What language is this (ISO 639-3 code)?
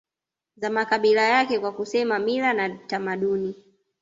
swa